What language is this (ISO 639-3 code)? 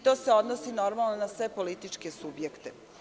srp